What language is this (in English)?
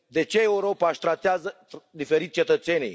Romanian